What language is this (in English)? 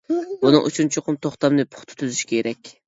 Uyghur